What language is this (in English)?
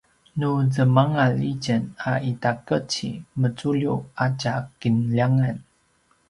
Paiwan